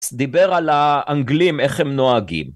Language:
Hebrew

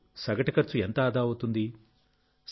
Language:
Telugu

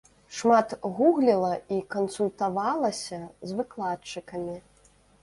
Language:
Belarusian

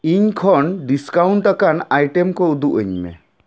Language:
Santali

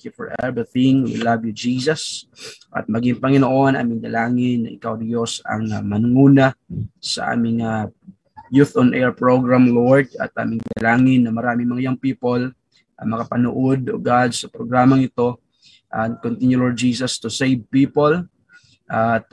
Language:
Filipino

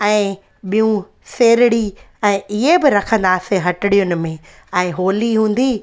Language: Sindhi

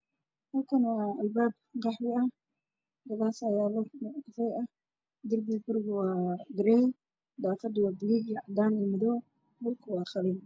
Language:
Somali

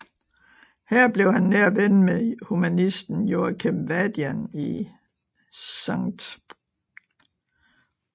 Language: Danish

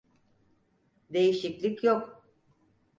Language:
Turkish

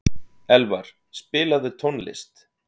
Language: Icelandic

